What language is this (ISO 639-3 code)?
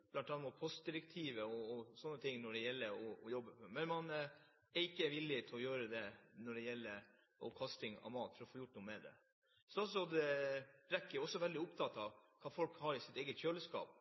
nno